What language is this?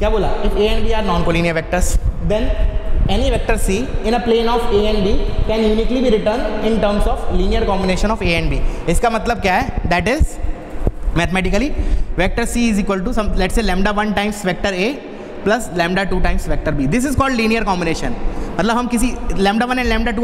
Hindi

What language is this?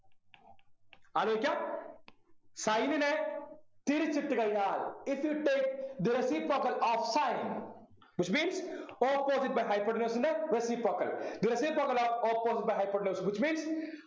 Malayalam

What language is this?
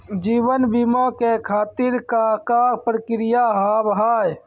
Maithili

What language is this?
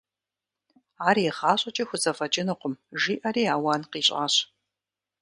Kabardian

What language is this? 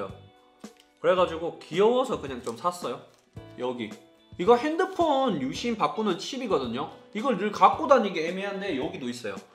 Korean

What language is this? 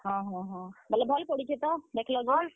Odia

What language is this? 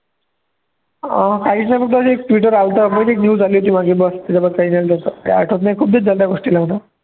Marathi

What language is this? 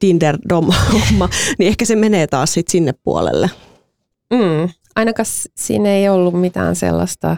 Finnish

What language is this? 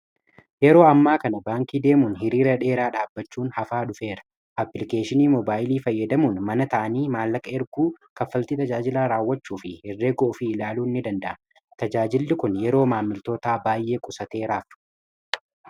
Oromo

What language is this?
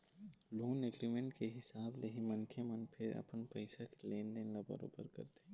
Chhattisgarhi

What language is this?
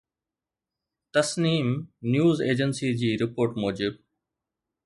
Sindhi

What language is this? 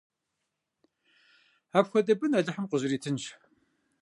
Kabardian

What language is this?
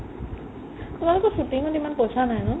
Assamese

